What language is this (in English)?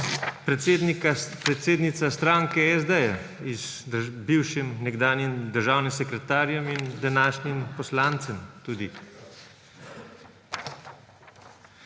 Slovenian